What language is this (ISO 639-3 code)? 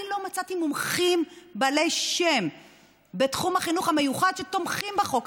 heb